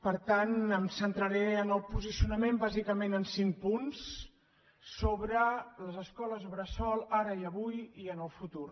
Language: Catalan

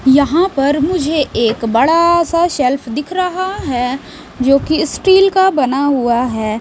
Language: Hindi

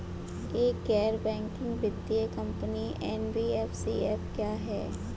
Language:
Hindi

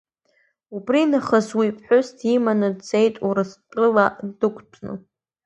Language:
Abkhazian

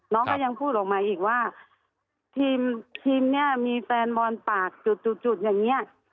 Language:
Thai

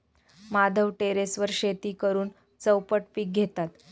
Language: Marathi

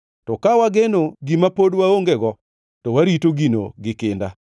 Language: Luo (Kenya and Tanzania)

